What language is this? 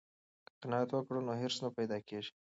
Pashto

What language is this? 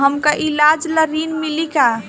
Bhojpuri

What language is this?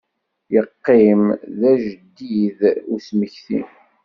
Kabyle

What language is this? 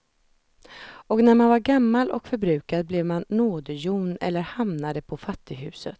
Swedish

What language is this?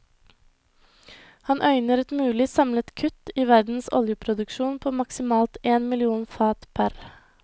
Norwegian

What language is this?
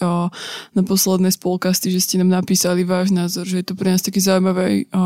Slovak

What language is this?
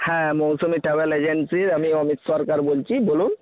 Bangla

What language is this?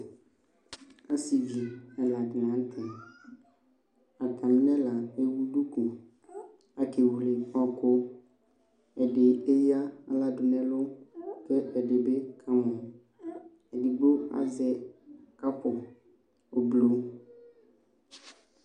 Ikposo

